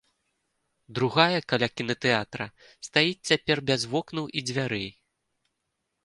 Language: Belarusian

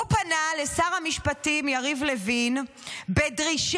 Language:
Hebrew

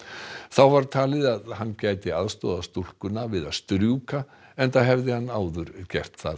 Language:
Icelandic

